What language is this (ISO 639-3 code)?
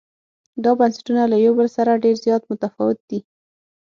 pus